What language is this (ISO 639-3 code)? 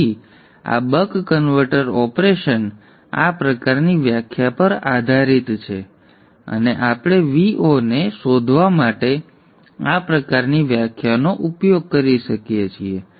guj